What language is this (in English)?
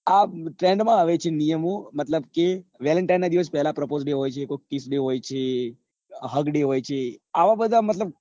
Gujarati